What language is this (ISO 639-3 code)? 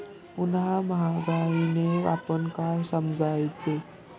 mar